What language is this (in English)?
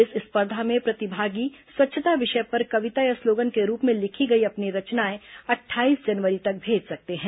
Hindi